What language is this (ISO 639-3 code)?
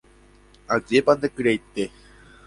grn